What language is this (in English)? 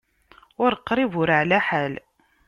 Kabyle